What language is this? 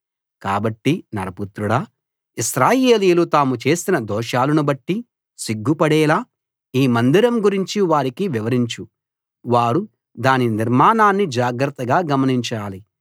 Telugu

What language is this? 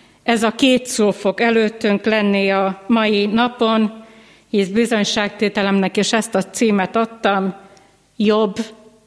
Hungarian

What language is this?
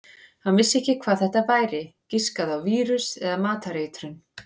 Icelandic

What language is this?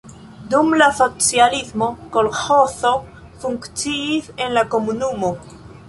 Esperanto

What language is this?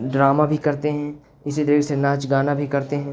Urdu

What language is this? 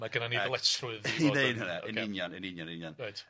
Welsh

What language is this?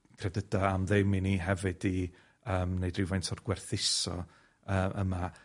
Welsh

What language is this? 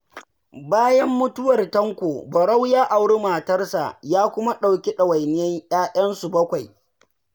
Hausa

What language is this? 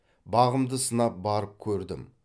Kazakh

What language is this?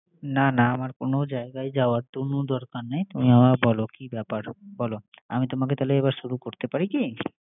Bangla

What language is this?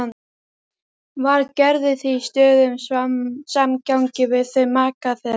Icelandic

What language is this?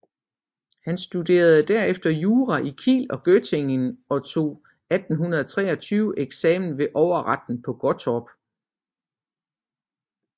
Danish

